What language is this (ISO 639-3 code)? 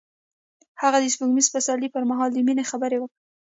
pus